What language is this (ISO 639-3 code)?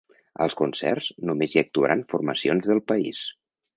cat